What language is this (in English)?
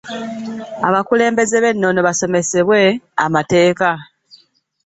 Ganda